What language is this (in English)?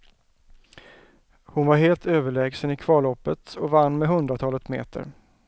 Swedish